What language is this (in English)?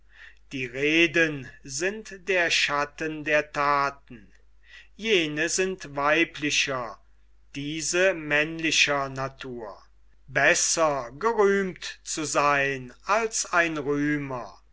German